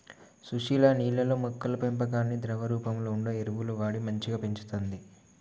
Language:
Telugu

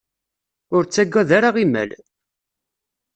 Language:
Kabyle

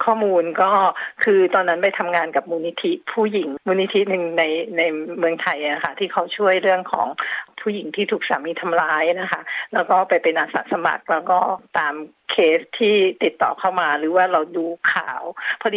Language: Thai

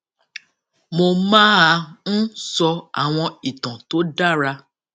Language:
Yoruba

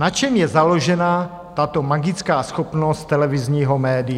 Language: Czech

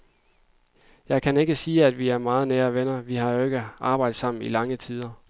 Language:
Danish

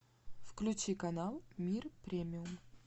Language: Russian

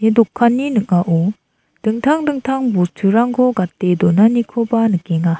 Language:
Garo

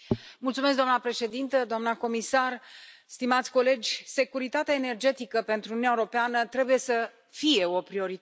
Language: Romanian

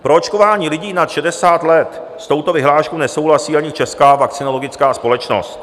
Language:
Czech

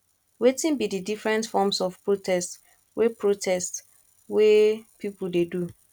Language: Nigerian Pidgin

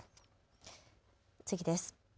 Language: Japanese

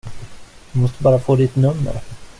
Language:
Swedish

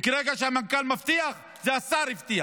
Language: Hebrew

